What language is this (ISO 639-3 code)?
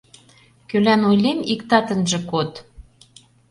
chm